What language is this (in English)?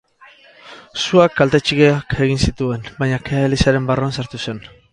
Basque